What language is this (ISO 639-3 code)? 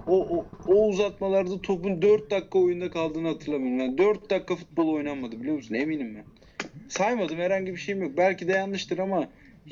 tur